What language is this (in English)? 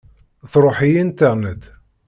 Kabyle